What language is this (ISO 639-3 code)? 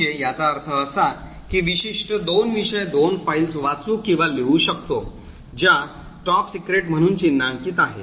mar